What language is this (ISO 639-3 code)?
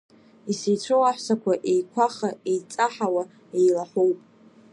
abk